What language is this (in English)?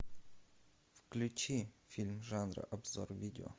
Russian